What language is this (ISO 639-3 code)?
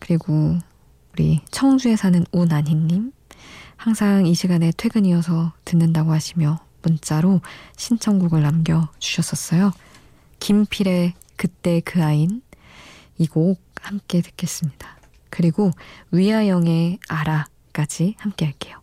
kor